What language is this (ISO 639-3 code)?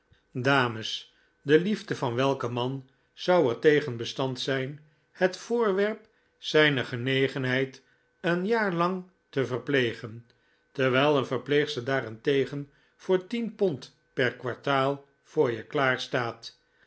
nld